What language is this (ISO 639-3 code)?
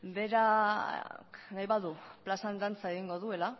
eus